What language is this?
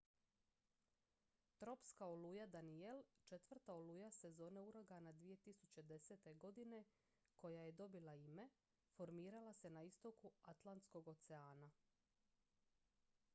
Croatian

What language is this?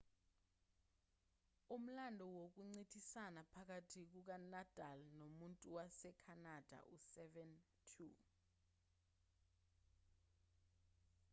Zulu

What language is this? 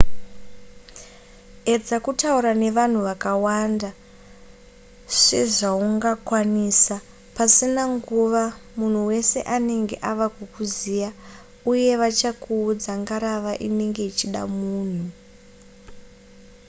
Shona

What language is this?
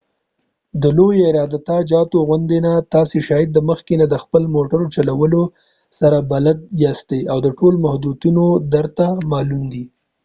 Pashto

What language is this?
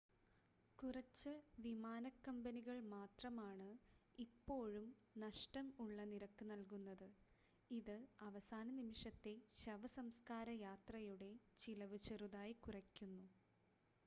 Malayalam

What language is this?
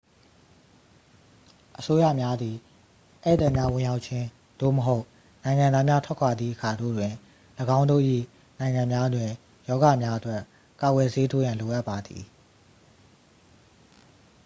Burmese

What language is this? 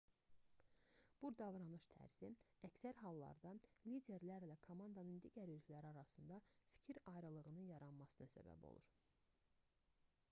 Azerbaijani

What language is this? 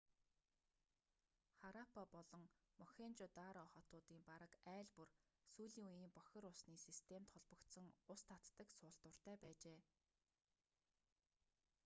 Mongolian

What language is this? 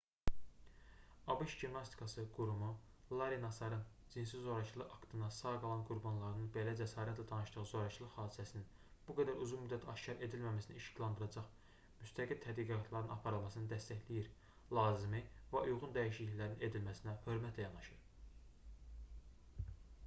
Azerbaijani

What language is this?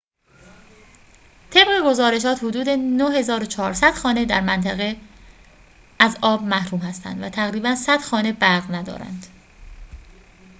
Persian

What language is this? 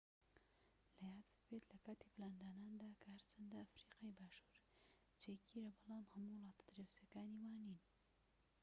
Central Kurdish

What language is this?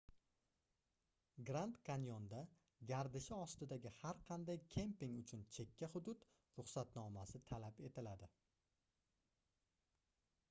Uzbek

